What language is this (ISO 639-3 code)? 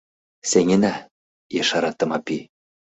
chm